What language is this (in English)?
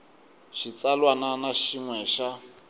Tsonga